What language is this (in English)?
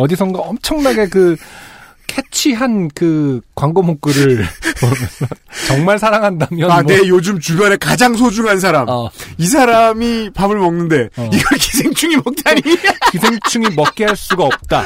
Korean